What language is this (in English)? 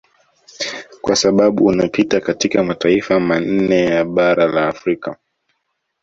Swahili